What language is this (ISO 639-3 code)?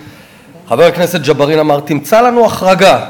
heb